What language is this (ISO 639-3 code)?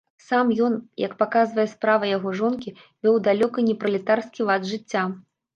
bel